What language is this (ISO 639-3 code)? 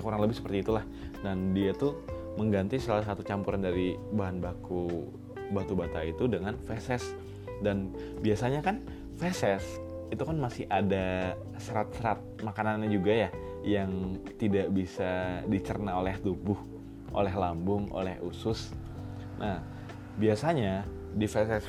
ind